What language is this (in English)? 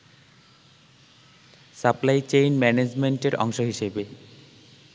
Bangla